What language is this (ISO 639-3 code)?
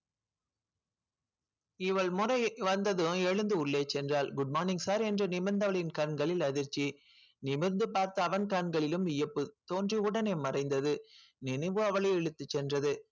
tam